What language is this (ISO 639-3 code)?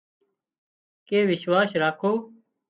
kxp